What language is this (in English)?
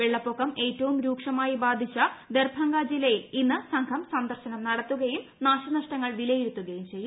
Malayalam